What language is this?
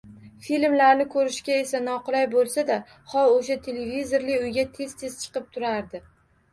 Uzbek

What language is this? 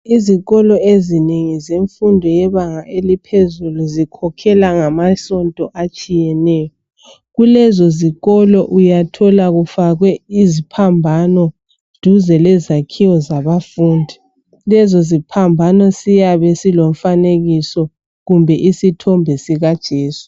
North Ndebele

